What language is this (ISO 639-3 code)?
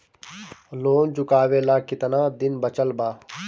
bho